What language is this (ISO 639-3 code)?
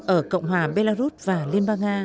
vie